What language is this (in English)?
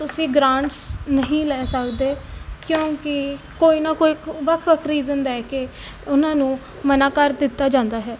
Punjabi